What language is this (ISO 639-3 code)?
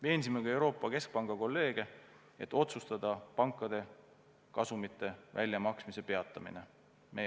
est